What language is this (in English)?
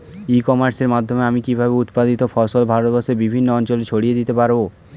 Bangla